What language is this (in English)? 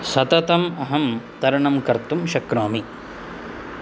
Sanskrit